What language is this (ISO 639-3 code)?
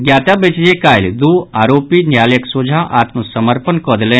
mai